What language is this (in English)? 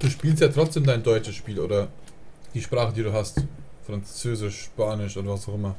German